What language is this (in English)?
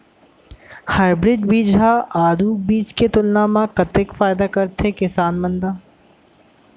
Chhattisgarhi